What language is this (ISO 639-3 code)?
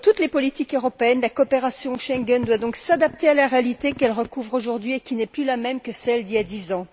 fra